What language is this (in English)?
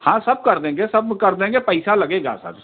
Hindi